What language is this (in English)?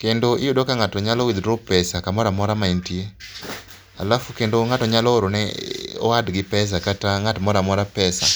Luo (Kenya and Tanzania)